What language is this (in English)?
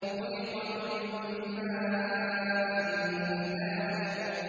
Arabic